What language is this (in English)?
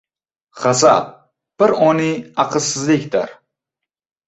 Uzbek